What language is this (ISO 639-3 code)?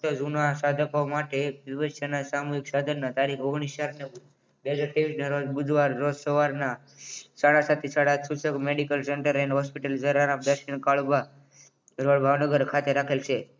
guj